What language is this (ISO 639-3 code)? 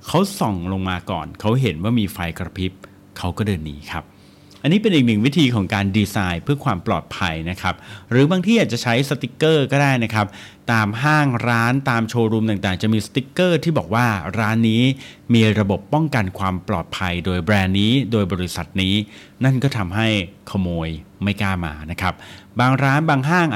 tha